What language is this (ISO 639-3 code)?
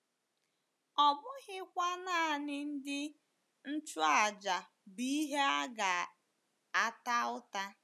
ibo